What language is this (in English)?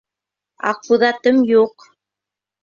Bashkir